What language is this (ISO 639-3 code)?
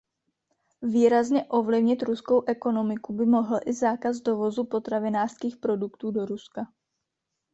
ces